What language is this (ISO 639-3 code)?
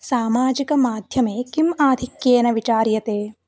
san